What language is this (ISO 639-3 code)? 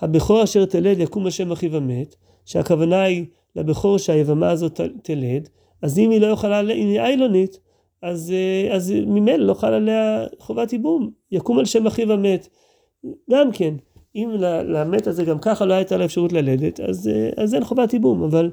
heb